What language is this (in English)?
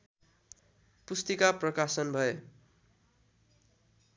Nepali